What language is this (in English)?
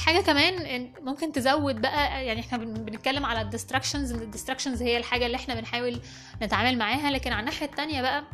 Arabic